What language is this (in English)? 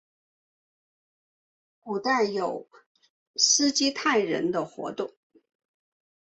Chinese